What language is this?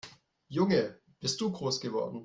German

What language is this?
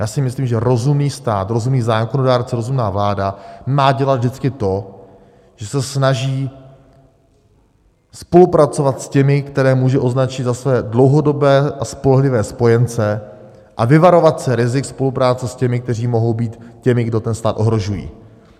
Czech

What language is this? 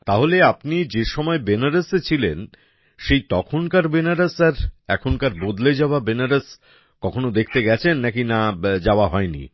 Bangla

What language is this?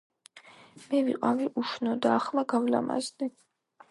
Georgian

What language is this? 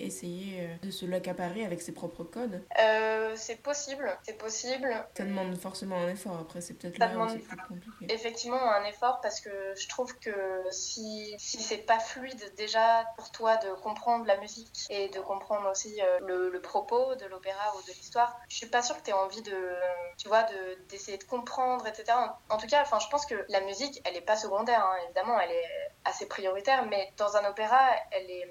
French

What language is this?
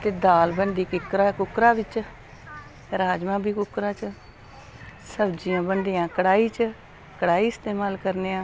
Dogri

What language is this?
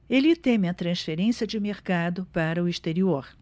Portuguese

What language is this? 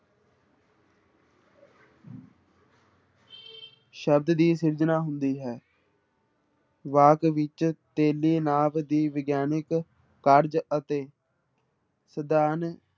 Punjabi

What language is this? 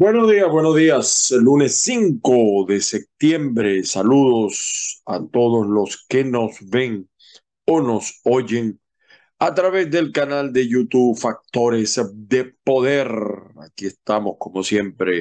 Spanish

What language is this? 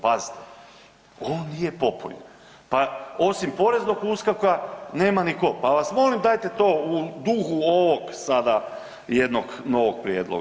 Croatian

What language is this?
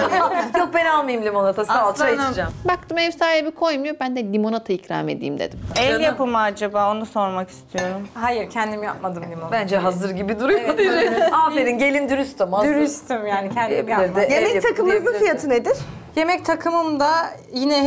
Turkish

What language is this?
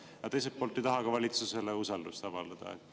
Estonian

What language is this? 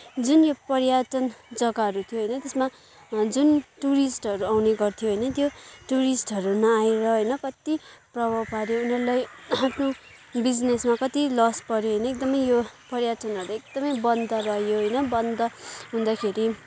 Nepali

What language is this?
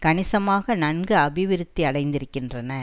Tamil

